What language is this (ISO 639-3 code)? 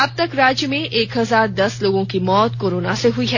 hin